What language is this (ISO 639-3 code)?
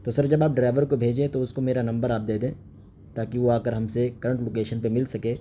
urd